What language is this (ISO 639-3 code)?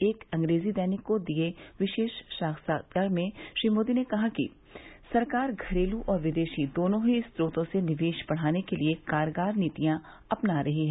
hin